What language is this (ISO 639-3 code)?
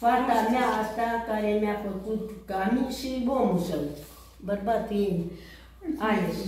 ron